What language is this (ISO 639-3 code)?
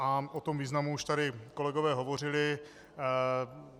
ces